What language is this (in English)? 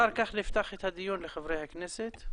Hebrew